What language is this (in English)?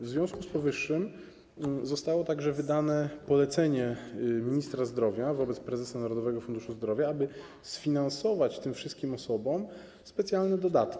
Polish